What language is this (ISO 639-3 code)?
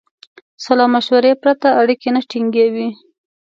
pus